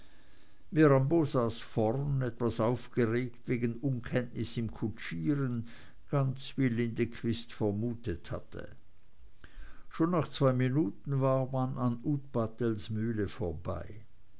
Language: German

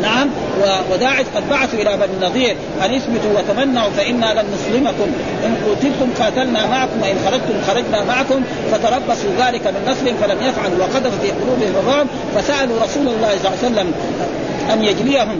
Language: Arabic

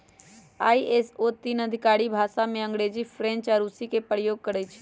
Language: Magahi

